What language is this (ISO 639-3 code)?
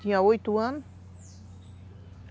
por